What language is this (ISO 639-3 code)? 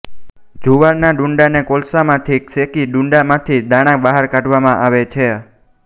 guj